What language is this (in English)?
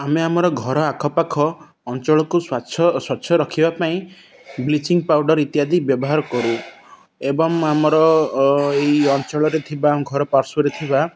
Odia